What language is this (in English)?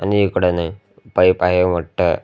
Marathi